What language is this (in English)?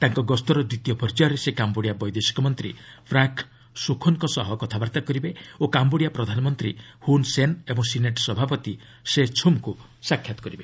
Odia